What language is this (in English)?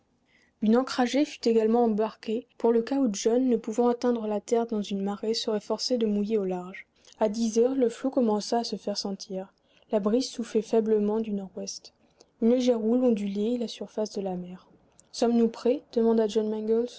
French